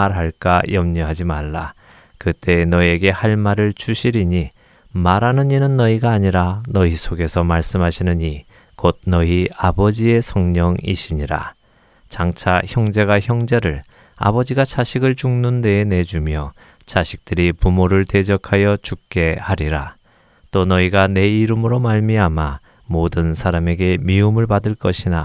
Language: Korean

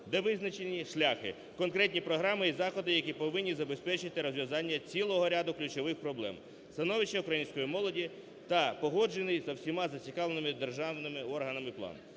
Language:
Ukrainian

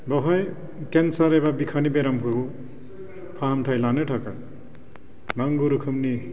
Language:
Bodo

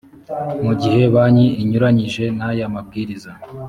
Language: Kinyarwanda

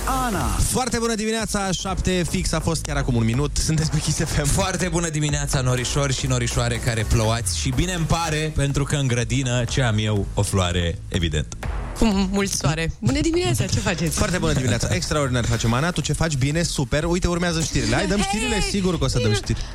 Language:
Romanian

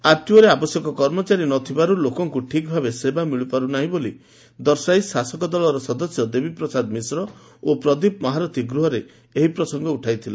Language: Odia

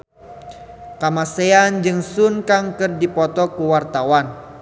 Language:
Sundanese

